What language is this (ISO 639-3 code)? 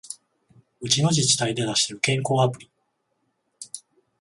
jpn